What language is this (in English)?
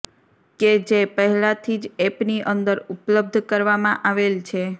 Gujarati